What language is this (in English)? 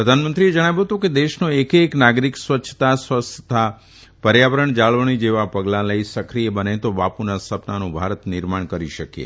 Gujarati